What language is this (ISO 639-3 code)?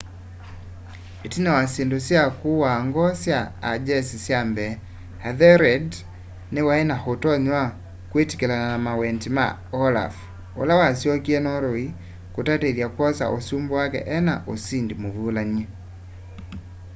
kam